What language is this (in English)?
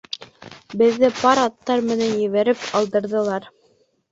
Bashkir